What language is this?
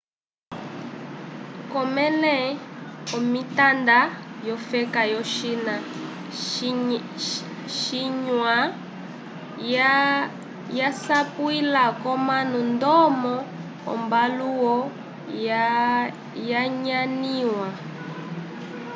Umbundu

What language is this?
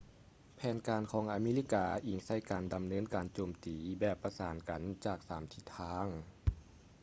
Lao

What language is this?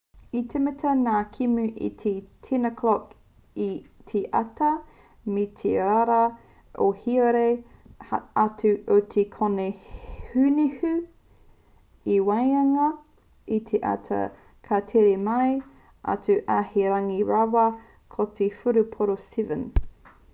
Māori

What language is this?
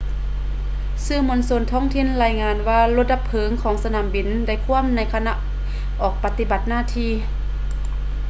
Lao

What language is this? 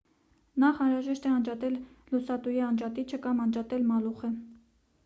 Armenian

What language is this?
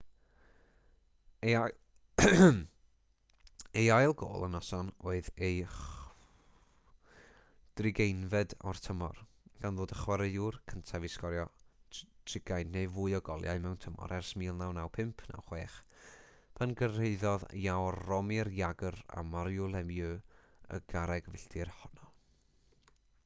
Welsh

